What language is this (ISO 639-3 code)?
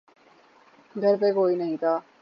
urd